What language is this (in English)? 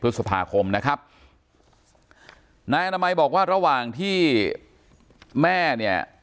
Thai